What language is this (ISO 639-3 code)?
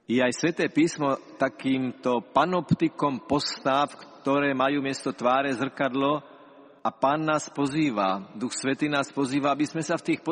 slk